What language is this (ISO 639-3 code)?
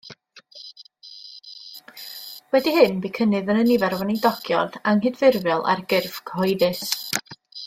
cym